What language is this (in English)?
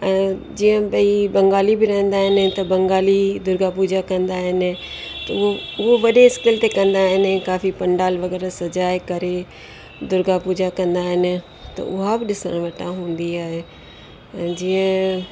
Sindhi